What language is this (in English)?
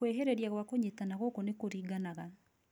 Kikuyu